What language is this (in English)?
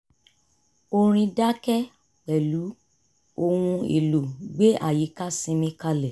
Yoruba